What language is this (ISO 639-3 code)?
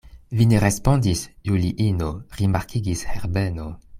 epo